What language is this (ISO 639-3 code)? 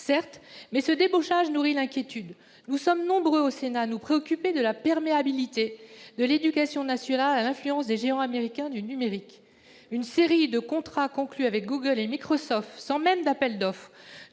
fra